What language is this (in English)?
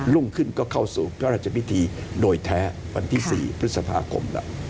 Thai